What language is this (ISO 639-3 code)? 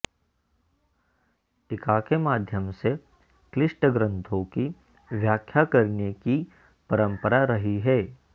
san